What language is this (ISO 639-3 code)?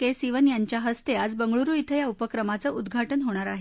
mar